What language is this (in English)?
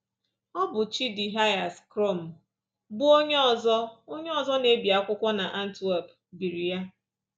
Igbo